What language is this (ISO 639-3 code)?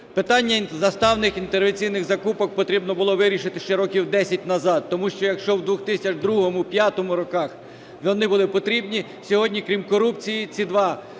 ukr